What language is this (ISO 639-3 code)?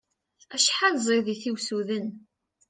kab